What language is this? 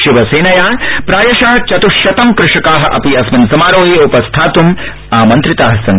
Sanskrit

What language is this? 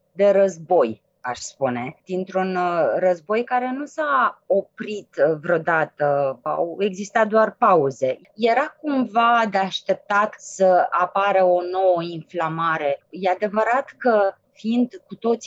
Romanian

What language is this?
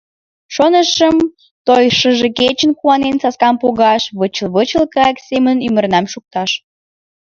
Mari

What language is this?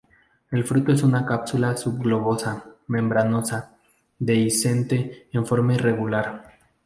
Spanish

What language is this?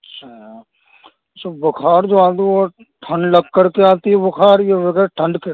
Urdu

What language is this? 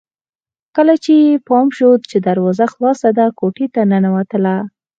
Pashto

